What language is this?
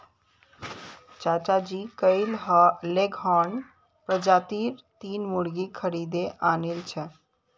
Magahi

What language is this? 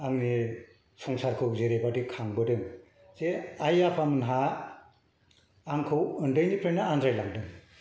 Bodo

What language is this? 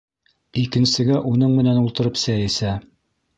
Bashkir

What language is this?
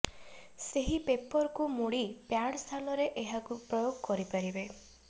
Odia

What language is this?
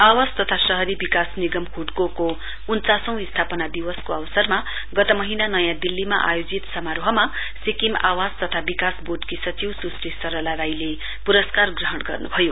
Nepali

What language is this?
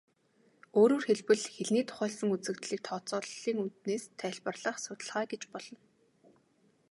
Mongolian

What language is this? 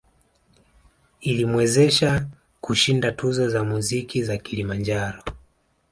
Swahili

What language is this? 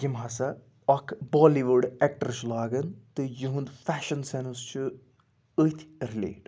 Kashmiri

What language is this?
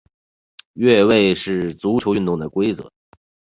Chinese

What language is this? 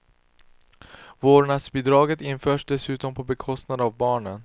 Swedish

